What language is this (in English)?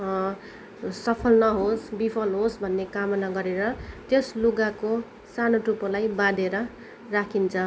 Nepali